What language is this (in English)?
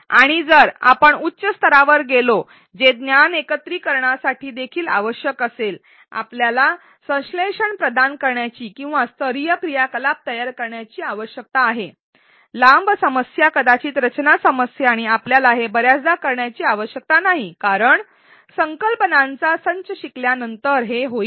Marathi